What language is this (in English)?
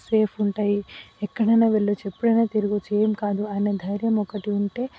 Telugu